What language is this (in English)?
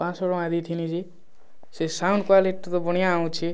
Odia